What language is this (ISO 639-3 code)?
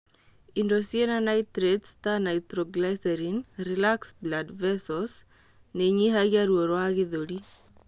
kik